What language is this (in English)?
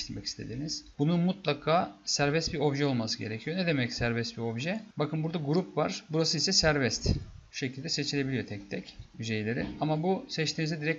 Turkish